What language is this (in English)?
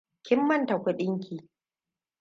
Hausa